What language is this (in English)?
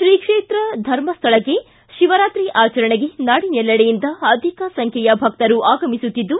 Kannada